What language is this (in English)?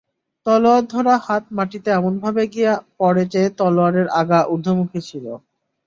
Bangla